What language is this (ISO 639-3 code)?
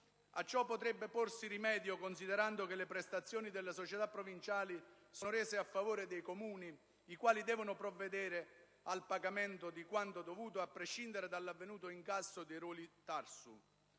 ita